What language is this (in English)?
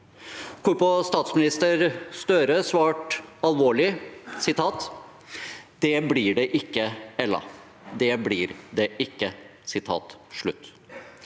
Norwegian